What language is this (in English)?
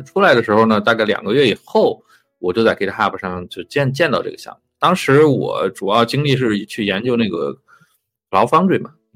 Chinese